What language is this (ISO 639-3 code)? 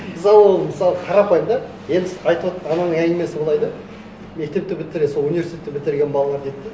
kaz